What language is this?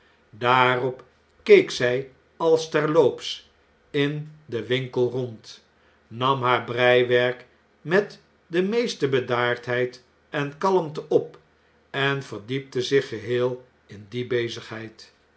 Dutch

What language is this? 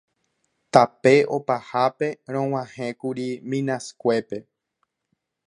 Guarani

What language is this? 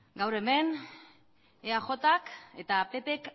Basque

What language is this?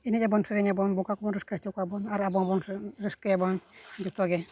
Santali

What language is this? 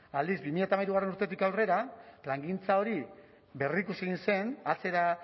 Basque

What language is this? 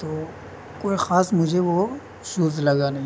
Urdu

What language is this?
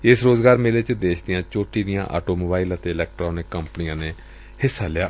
Punjabi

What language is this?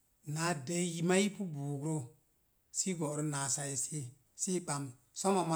Mom Jango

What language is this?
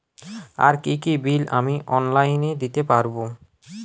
Bangla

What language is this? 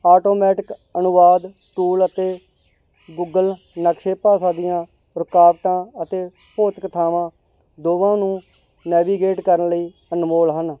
Punjabi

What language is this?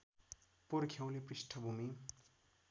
Nepali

